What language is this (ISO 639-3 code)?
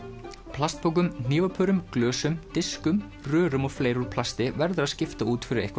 isl